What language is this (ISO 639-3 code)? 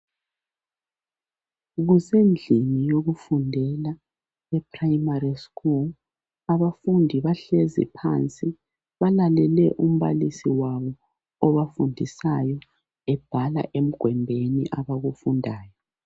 nde